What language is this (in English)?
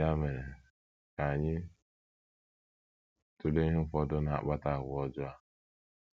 Igbo